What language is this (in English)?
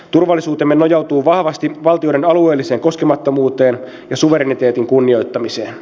Finnish